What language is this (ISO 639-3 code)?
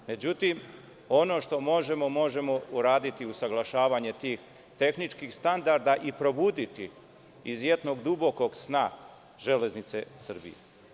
srp